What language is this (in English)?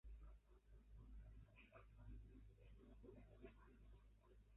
Bangla